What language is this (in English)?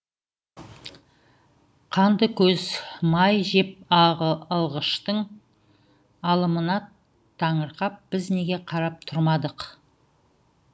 Kazakh